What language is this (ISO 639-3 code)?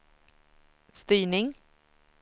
swe